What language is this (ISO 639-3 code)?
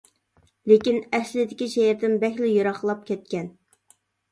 uig